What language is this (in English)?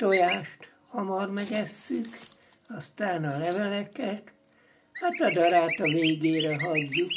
Hungarian